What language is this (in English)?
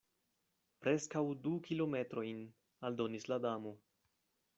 Esperanto